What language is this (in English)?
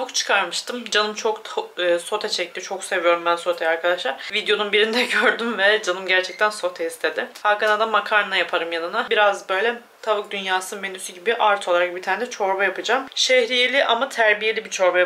Turkish